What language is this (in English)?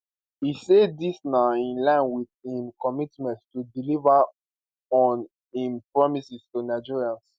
Nigerian Pidgin